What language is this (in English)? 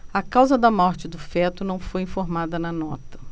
Portuguese